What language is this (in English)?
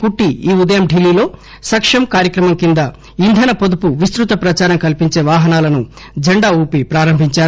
Telugu